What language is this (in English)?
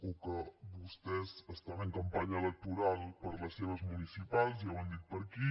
Catalan